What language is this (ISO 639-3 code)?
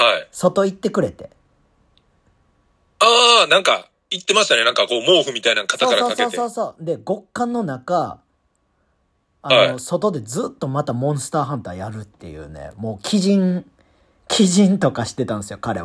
jpn